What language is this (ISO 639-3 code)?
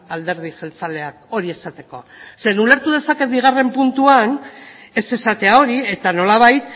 eus